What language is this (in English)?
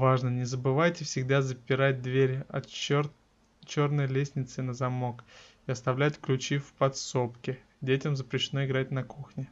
Russian